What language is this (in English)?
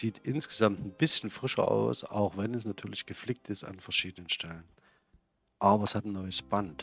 German